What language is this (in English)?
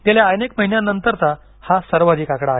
Marathi